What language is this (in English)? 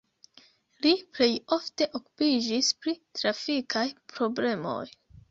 Esperanto